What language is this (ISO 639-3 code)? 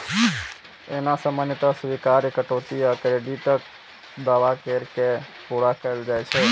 mai